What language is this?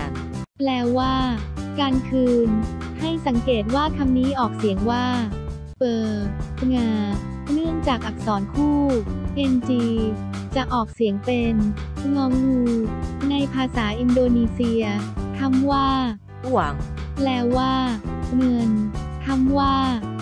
Thai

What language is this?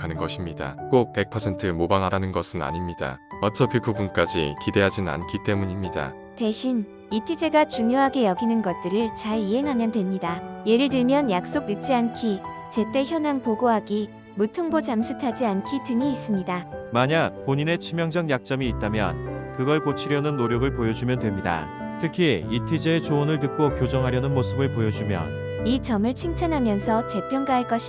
Korean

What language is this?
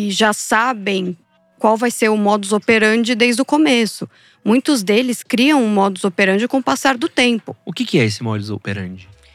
Portuguese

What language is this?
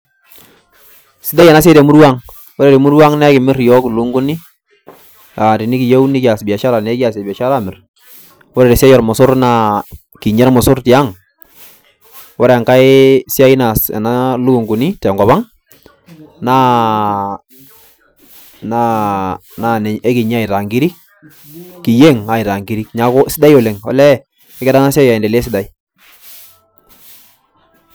Masai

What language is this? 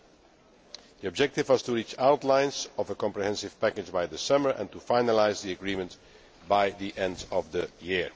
English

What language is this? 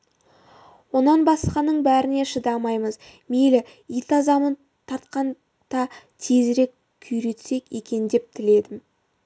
Kazakh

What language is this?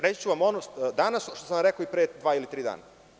Serbian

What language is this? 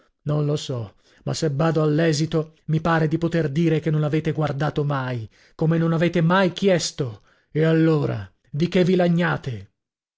Italian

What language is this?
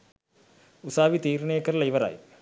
Sinhala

